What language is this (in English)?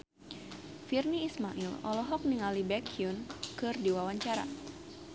Sundanese